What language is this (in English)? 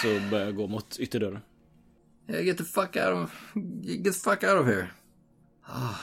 Swedish